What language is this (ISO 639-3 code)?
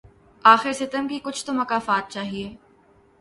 urd